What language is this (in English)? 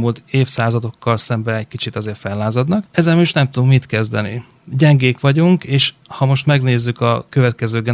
Hungarian